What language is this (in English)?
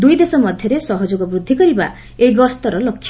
Odia